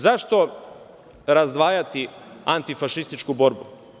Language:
Serbian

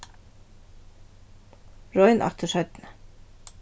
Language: Faroese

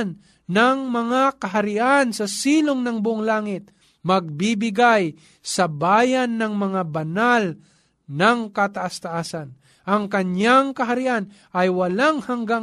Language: Filipino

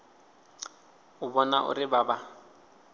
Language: Venda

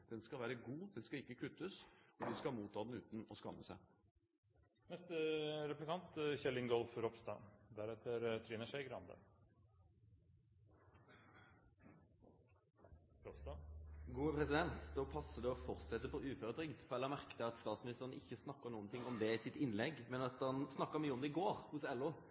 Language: Norwegian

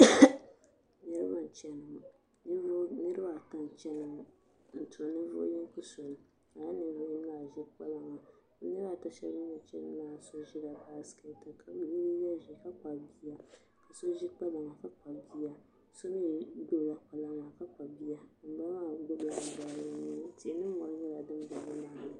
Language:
Dagbani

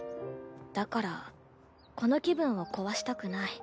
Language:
Japanese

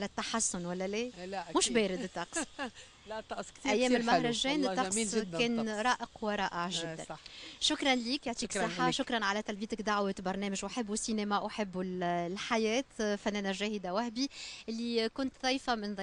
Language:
Arabic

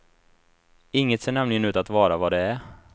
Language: Swedish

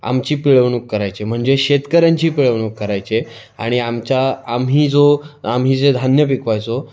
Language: Marathi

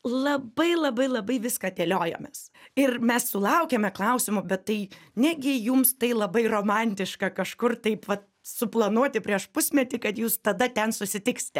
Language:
Lithuanian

